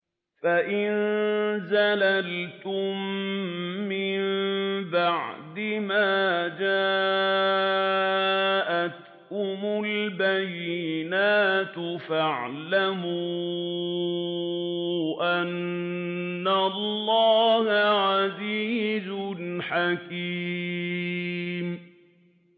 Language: Arabic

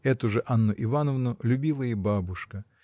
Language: Russian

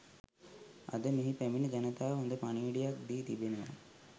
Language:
Sinhala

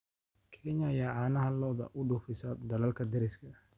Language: Somali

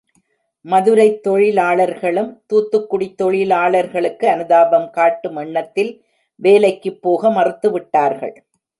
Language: Tamil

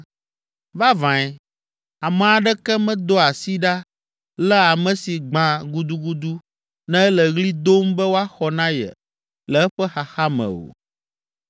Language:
Ewe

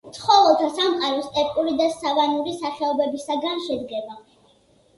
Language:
Georgian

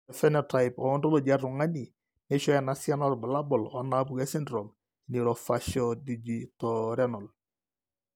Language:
Masai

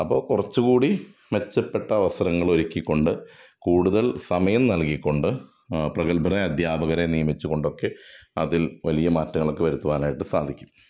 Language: Malayalam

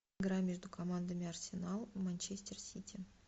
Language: Russian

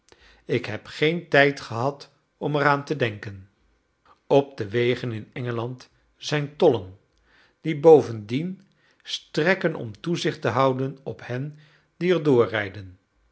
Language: Dutch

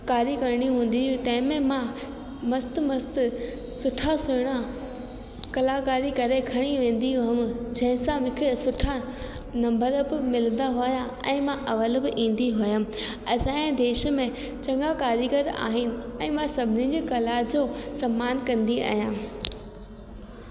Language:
Sindhi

